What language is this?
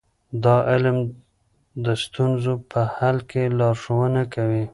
Pashto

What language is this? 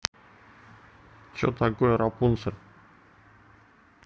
Russian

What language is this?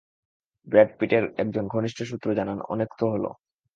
Bangla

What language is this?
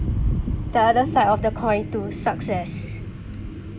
English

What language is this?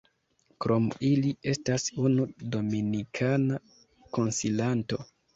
Esperanto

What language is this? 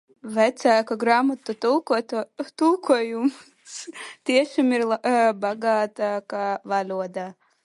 Latvian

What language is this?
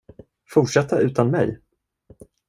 Swedish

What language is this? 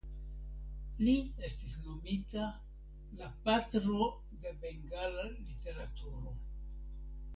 Esperanto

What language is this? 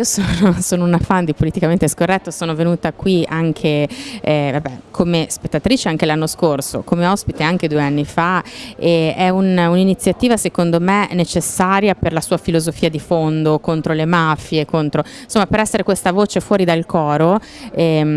Italian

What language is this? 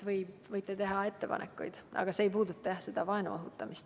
Estonian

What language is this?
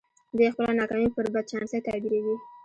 Pashto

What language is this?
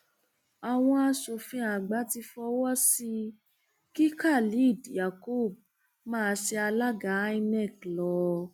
Yoruba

